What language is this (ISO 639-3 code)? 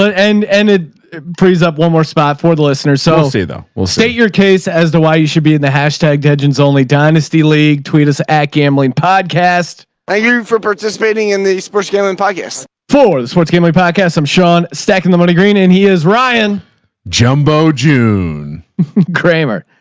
eng